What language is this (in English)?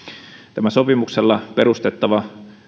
Finnish